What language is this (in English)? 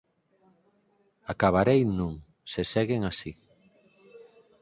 Galician